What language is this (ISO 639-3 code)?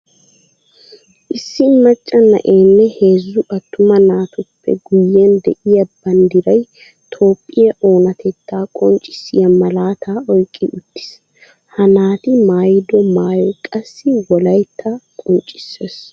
wal